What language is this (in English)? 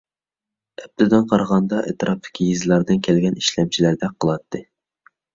Uyghur